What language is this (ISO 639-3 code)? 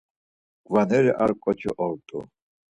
lzz